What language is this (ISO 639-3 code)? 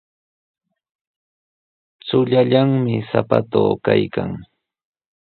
qws